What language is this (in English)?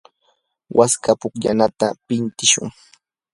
Yanahuanca Pasco Quechua